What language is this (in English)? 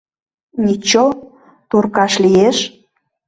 Mari